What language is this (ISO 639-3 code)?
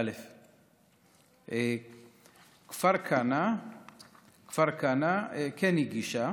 heb